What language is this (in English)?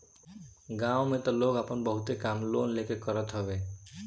Bhojpuri